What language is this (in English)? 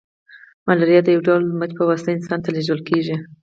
Pashto